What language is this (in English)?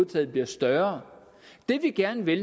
Danish